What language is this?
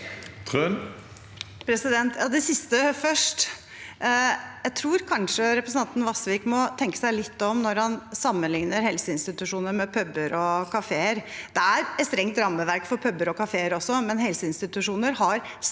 Norwegian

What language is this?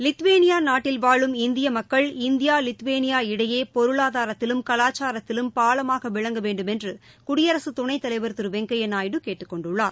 Tamil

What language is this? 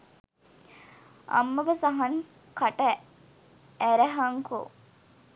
Sinhala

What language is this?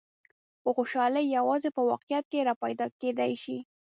Pashto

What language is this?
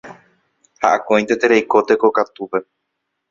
Guarani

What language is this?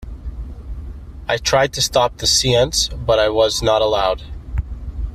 English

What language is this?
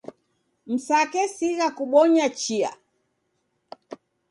Taita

